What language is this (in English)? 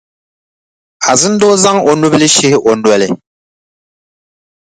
Dagbani